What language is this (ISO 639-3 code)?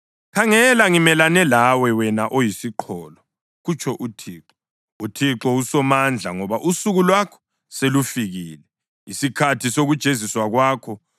nde